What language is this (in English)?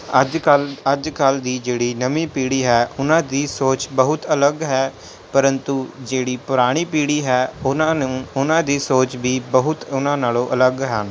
Punjabi